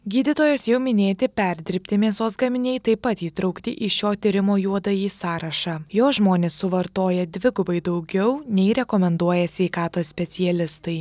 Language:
Lithuanian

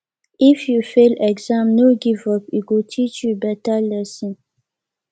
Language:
Nigerian Pidgin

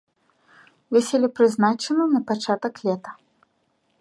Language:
Belarusian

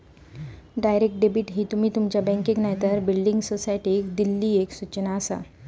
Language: Marathi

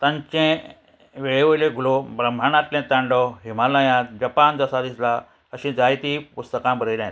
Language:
Konkani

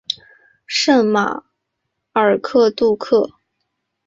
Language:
Chinese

